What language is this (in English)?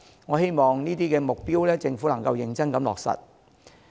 Cantonese